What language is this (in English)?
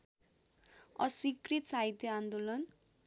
Nepali